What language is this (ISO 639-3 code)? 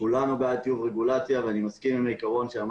heb